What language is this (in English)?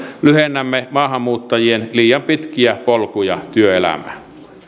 Finnish